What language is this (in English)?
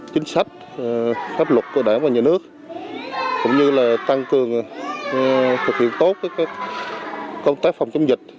Vietnamese